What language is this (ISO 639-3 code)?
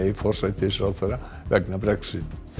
isl